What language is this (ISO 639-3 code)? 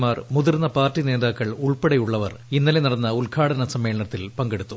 mal